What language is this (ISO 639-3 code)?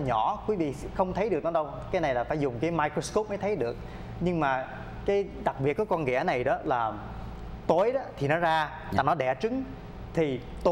vie